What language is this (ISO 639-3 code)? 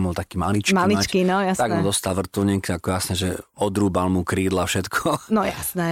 slk